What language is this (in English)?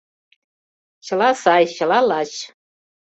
Mari